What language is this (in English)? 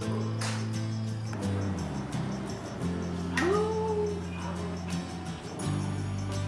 Korean